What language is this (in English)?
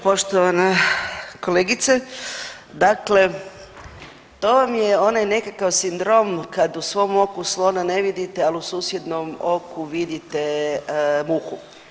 Croatian